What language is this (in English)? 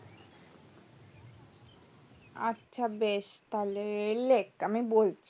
Bangla